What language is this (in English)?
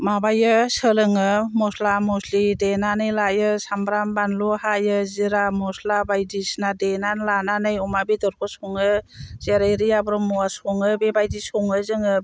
Bodo